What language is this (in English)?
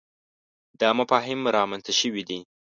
Pashto